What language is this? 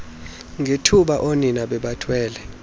Xhosa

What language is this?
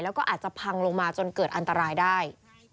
Thai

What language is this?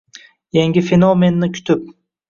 Uzbek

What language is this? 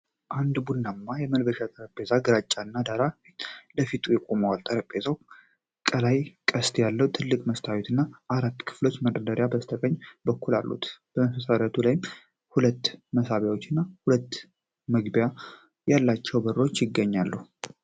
Amharic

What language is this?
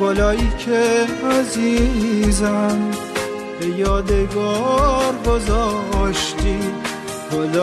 Persian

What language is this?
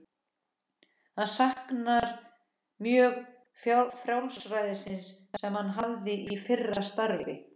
Icelandic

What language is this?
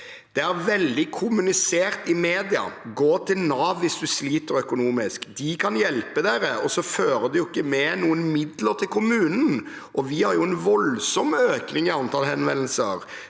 Norwegian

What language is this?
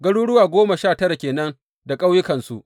Hausa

